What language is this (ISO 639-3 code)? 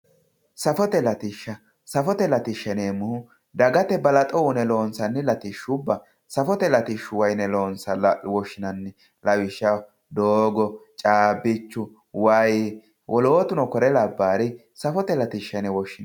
sid